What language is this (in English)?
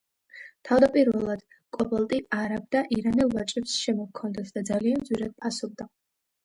Georgian